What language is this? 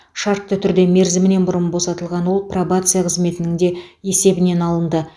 Kazakh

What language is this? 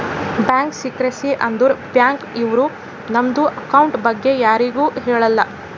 Kannada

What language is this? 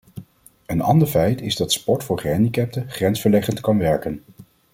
Dutch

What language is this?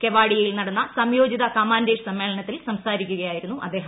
Malayalam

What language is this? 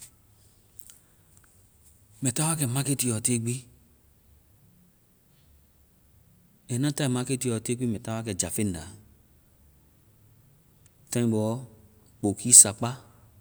Vai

